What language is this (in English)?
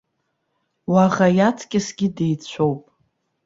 Abkhazian